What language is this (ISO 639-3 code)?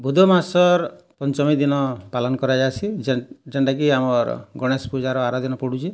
ori